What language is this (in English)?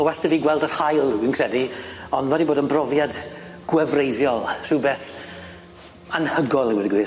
Welsh